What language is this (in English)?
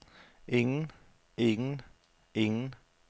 Danish